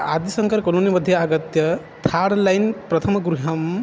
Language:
Sanskrit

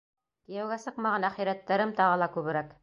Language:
Bashkir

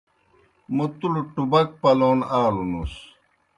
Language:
Kohistani Shina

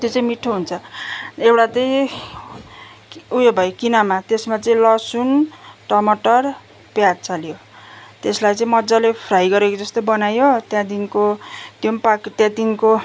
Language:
Nepali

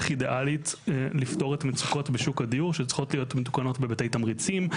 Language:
Hebrew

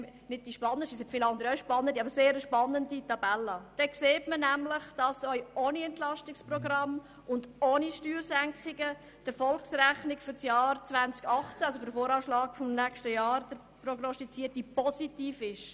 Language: Swiss German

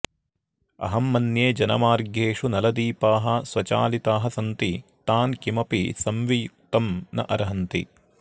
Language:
Sanskrit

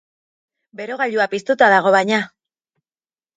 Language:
Basque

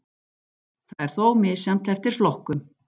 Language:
Icelandic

